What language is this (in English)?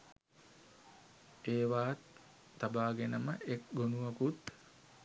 Sinhala